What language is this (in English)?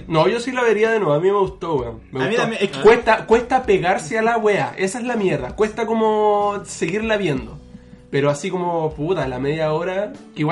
Spanish